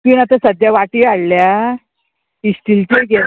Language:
Konkani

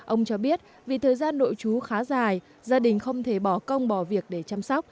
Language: Vietnamese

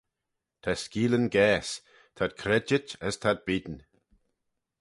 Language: Manx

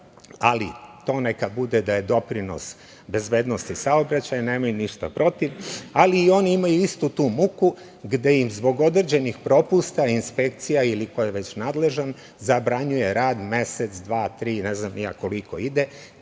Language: Serbian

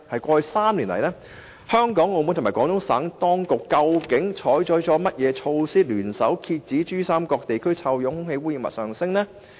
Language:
Cantonese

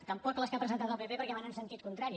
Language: Catalan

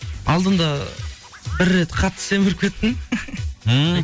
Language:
Kazakh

